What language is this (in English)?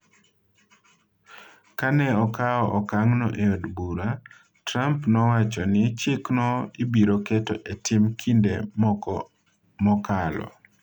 Luo (Kenya and Tanzania)